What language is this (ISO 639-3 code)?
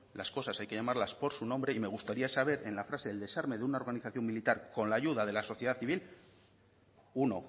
spa